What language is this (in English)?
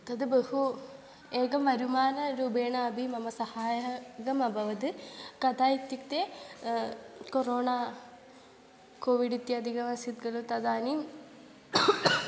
Sanskrit